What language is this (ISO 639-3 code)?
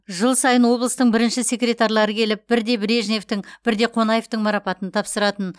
kaz